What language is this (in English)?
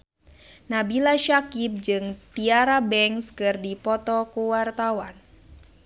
Sundanese